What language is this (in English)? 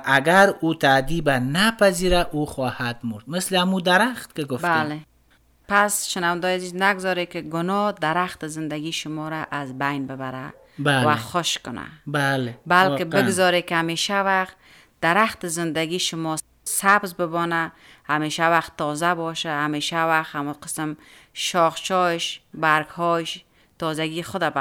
Persian